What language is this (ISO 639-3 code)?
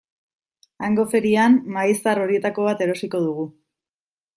eus